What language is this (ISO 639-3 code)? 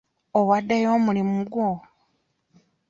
lug